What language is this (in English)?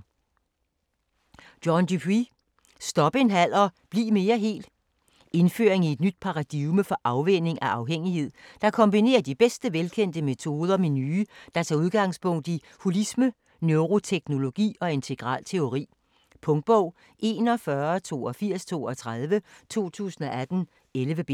Danish